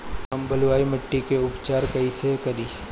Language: Bhojpuri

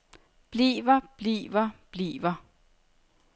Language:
Danish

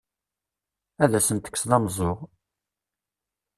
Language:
Kabyle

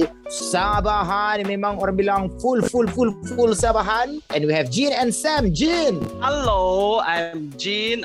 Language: Malay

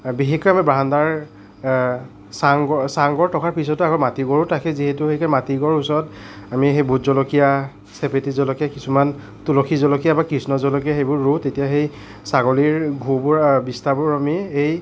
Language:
Assamese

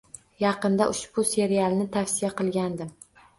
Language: Uzbek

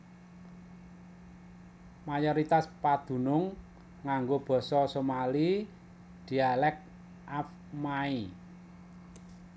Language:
Javanese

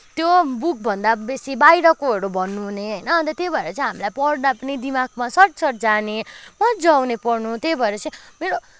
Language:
Nepali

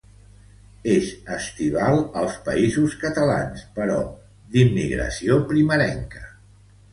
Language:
Catalan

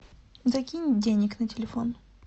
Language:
Russian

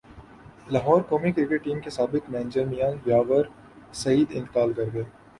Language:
Urdu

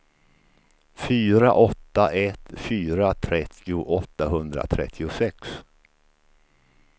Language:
Swedish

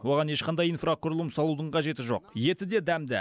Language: Kazakh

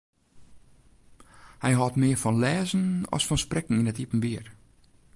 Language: Western Frisian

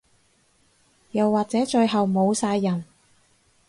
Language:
Cantonese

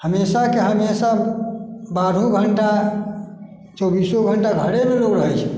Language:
Maithili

